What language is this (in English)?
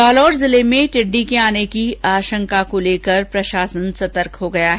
Hindi